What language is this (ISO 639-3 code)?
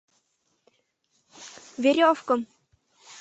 chm